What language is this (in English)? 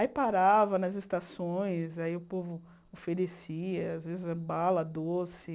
Portuguese